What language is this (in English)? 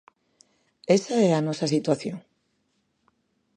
Galician